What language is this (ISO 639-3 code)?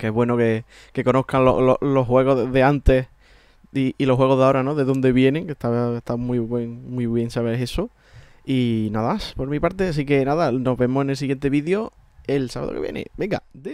spa